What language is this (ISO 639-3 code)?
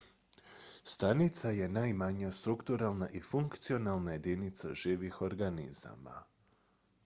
hrv